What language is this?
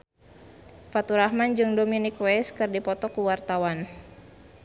Sundanese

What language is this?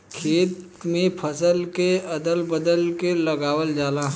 Bhojpuri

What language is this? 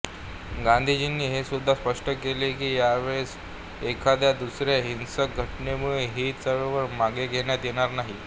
Marathi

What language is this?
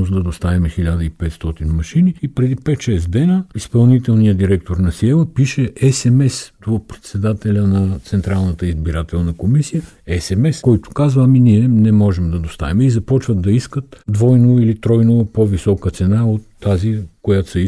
Bulgarian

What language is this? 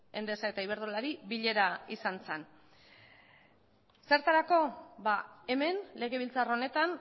Basque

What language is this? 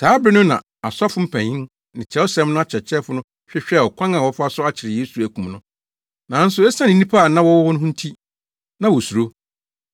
Akan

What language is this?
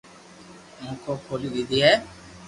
Loarki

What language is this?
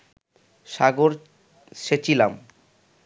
Bangla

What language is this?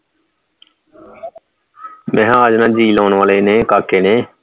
Punjabi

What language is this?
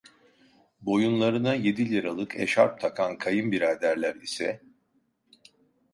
Turkish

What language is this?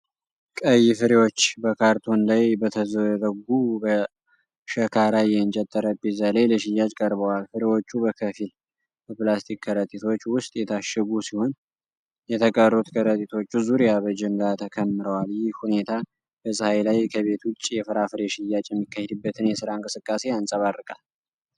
Amharic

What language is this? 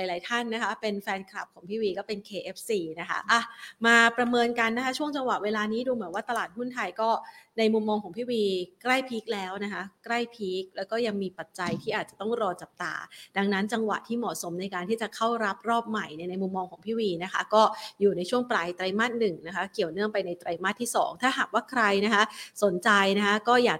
Thai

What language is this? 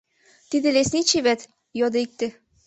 Mari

